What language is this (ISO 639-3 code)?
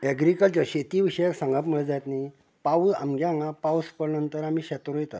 kok